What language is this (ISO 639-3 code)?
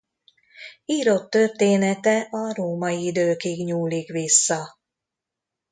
hun